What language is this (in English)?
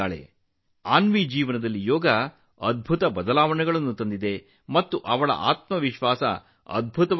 Kannada